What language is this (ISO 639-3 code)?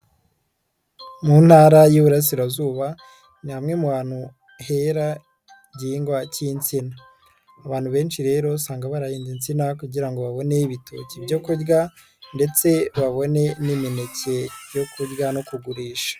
kin